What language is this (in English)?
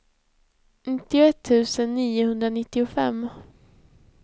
Swedish